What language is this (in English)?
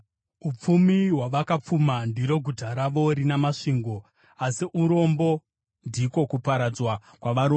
Shona